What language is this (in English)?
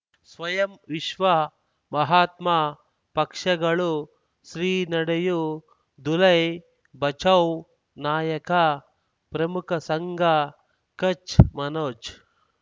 Kannada